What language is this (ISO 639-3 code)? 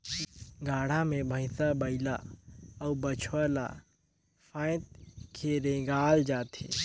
hne